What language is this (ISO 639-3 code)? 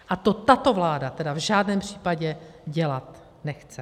ces